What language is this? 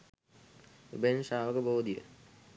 Sinhala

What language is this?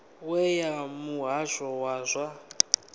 Venda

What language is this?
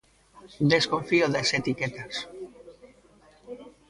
Galician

